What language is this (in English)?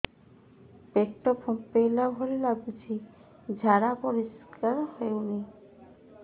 Odia